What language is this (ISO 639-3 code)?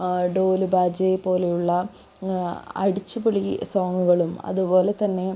mal